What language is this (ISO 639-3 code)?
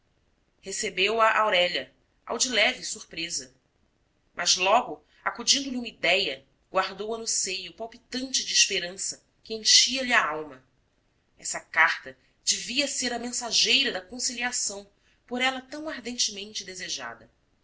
por